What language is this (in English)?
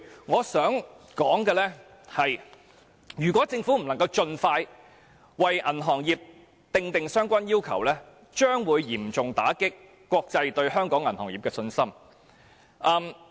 Cantonese